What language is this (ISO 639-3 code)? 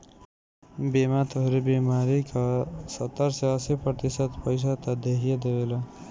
bho